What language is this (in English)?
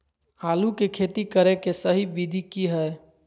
Magahi